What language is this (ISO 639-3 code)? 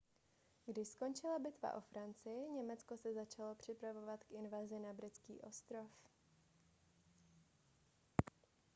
ces